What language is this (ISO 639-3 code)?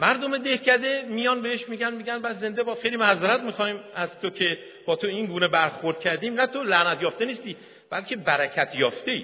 fas